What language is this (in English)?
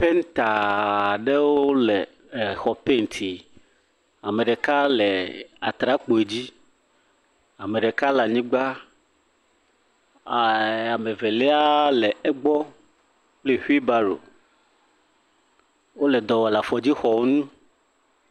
Ewe